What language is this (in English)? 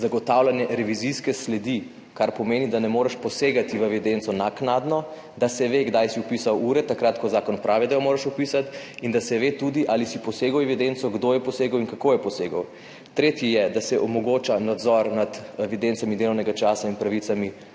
Slovenian